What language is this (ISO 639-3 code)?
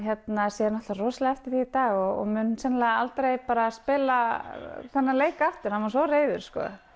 isl